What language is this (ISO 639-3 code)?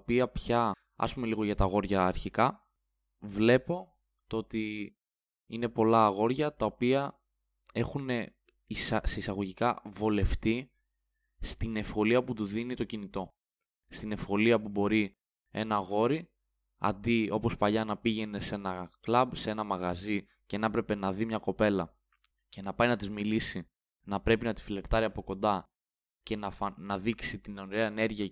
ell